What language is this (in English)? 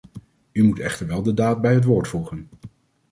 Dutch